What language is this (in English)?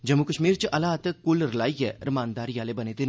Dogri